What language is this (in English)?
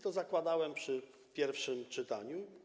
Polish